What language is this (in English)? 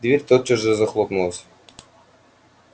Russian